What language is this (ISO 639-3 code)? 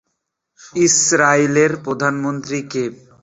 ben